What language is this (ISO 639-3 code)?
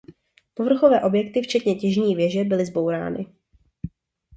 ces